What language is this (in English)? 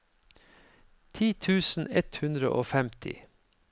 Norwegian